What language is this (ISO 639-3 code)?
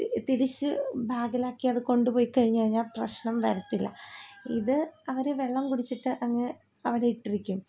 mal